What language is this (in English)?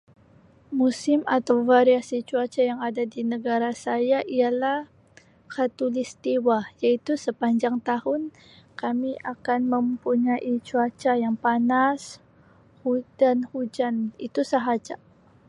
Sabah Malay